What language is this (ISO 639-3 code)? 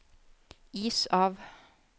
nor